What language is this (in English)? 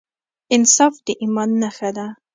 Pashto